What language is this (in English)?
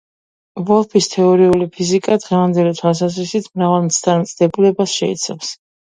Georgian